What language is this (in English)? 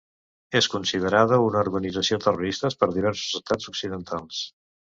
Catalan